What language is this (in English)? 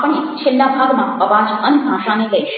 Gujarati